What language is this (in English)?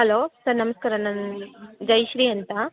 Kannada